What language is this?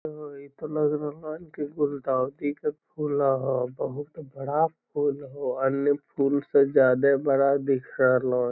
Magahi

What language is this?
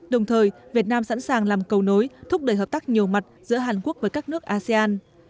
Vietnamese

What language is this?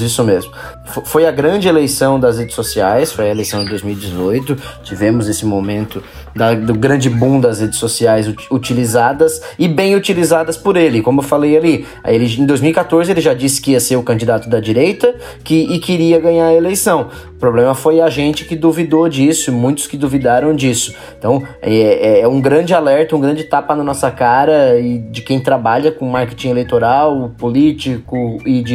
Portuguese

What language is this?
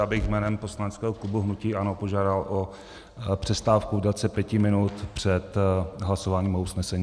Czech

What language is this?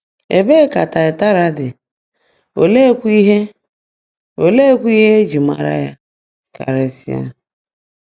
Igbo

